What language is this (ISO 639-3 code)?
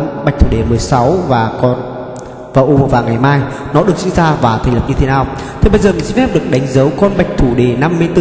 vie